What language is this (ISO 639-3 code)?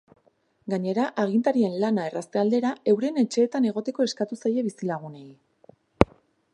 eus